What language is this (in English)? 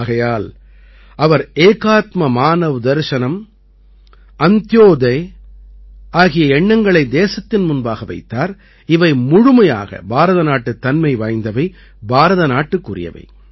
Tamil